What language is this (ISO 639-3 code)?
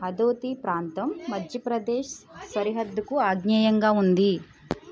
tel